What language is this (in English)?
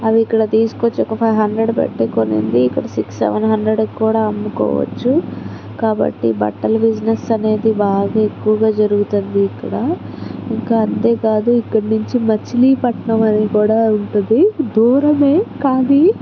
Telugu